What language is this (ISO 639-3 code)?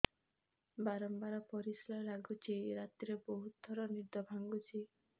ori